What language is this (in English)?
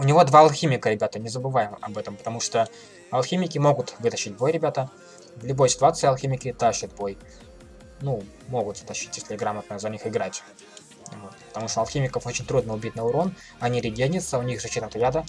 Russian